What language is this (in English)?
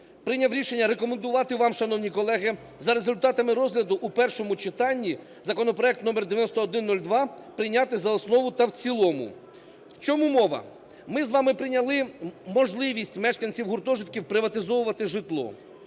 Ukrainian